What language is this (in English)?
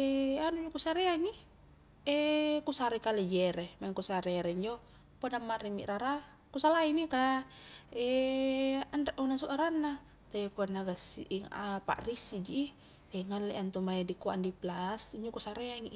Highland Konjo